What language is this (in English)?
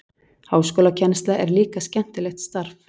Icelandic